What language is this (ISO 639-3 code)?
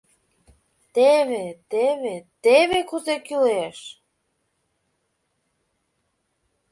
chm